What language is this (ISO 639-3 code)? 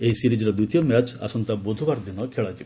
ori